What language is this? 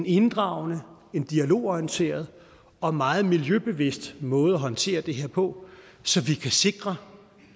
Danish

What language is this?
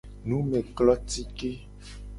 Gen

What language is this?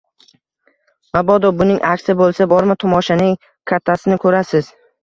Uzbek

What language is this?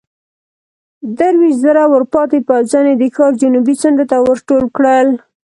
Pashto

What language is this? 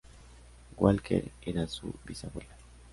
Spanish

